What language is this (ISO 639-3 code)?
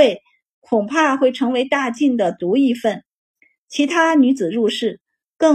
zho